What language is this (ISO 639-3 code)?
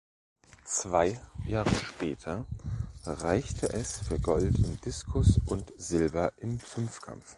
deu